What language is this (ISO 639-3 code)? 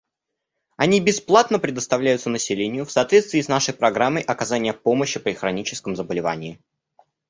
rus